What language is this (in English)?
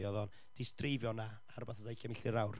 Welsh